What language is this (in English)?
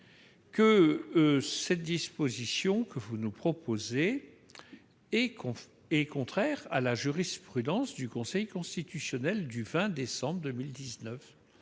French